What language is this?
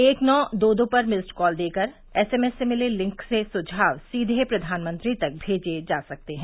Hindi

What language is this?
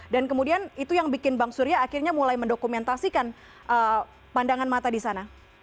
Indonesian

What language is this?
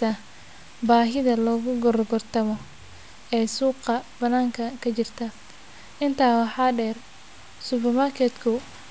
Somali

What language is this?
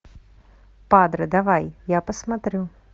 Russian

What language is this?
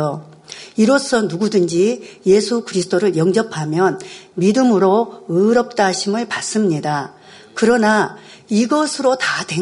Korean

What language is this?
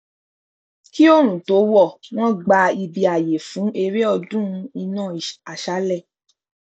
Yoruba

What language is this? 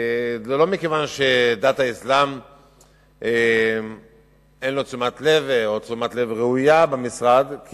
Hebrew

